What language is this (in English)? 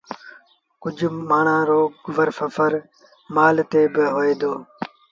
Sindhi Bhil